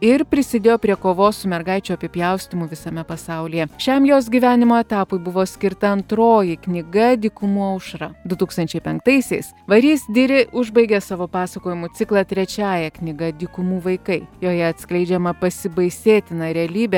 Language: Lithuanian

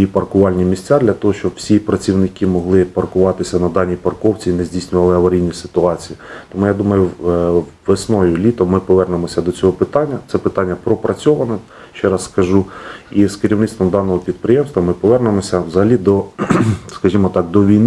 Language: Ukrainian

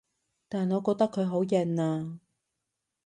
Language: Cantonese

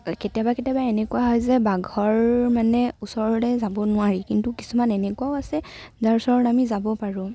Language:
Assamese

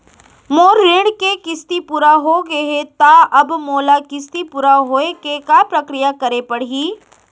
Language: Chhattisgarhi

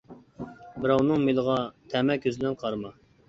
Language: Uyghur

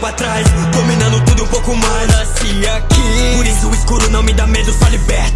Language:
English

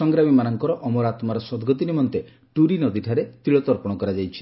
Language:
Odia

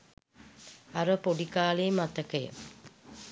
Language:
Sinhala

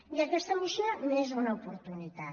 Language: Catalan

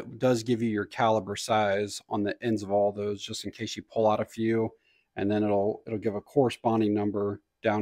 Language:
English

